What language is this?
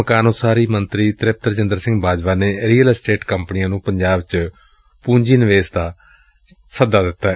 Punjabi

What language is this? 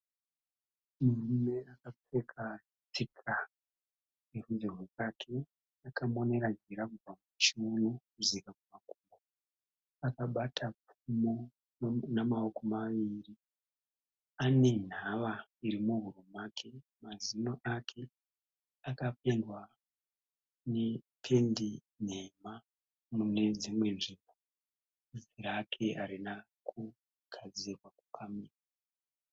Shona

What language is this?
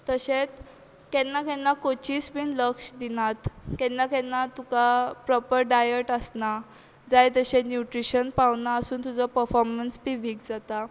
Konkani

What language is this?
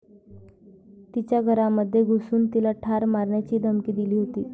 Marathi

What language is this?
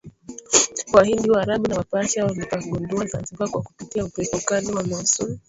Swahili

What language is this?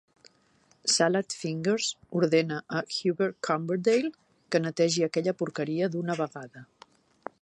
Catalan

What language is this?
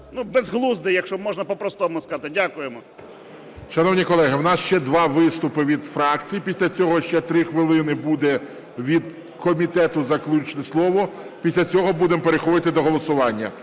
Ukrainian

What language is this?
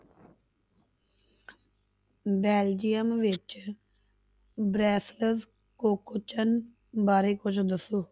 Punjabi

